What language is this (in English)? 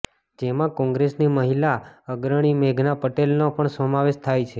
Gujarati